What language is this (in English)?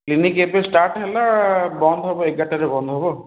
Odia